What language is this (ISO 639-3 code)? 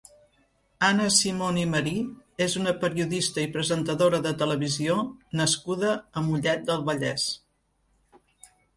cat